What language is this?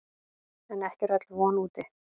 Icelandic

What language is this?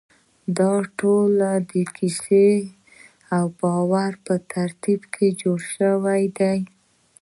Pashto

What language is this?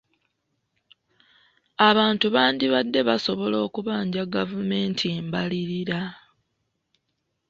Ganda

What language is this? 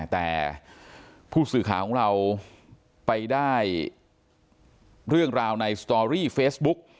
Thai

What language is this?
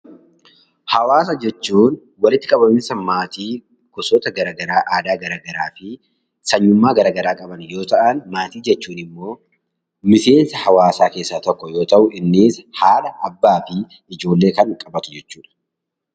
Oromo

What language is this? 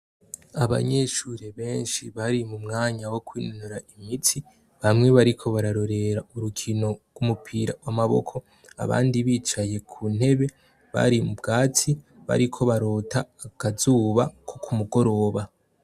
Rundi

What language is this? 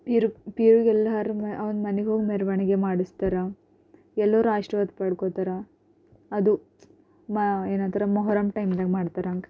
Kannada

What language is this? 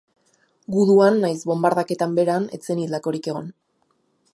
Basque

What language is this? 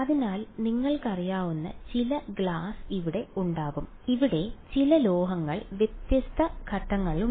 Malayalam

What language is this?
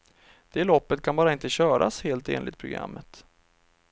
Swedish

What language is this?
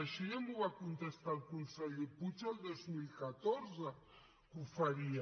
Catalan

